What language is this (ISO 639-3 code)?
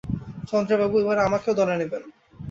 ben